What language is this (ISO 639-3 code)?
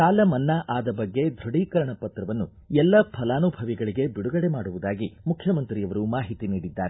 kan